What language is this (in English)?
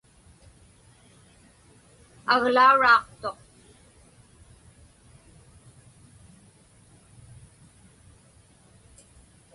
Inupiaq